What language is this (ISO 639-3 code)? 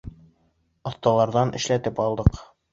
bak